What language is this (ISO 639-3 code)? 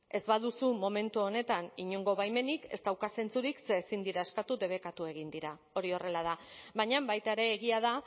eus